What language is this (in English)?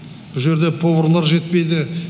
Kazakh